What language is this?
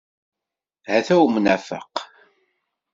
Kabyle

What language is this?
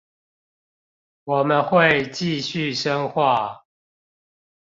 Chinese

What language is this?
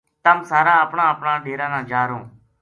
Gujari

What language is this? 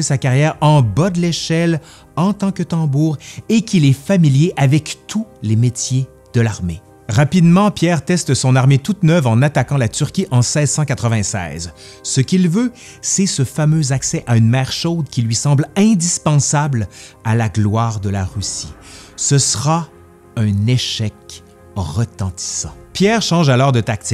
French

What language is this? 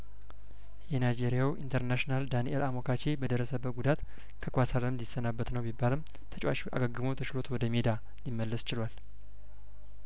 Amharic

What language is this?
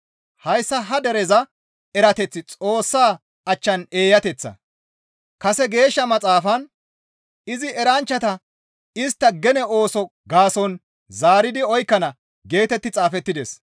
Gamo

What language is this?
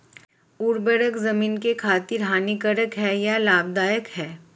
Hindi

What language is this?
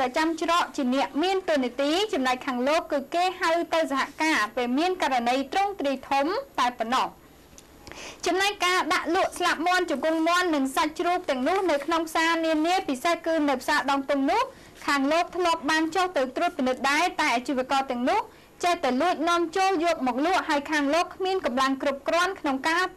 Thai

